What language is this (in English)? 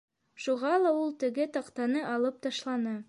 Bashkir